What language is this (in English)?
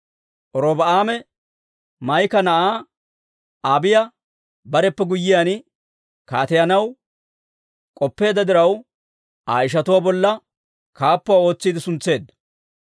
Dawro